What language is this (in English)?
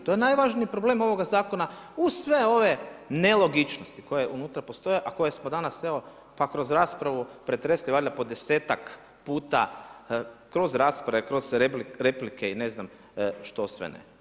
Croatian